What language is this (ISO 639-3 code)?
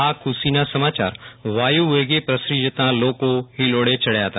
guj